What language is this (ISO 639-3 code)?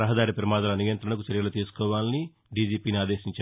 tel